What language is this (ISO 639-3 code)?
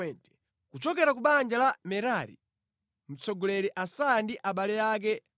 nya